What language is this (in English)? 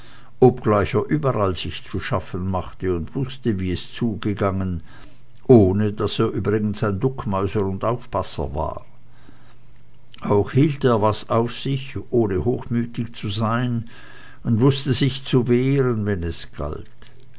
German